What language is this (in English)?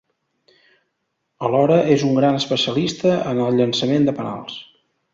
Catalan